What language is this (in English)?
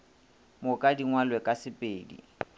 Northern Sotho